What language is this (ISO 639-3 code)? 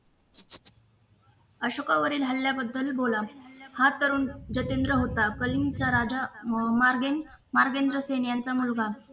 mar